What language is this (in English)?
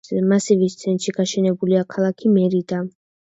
Georgian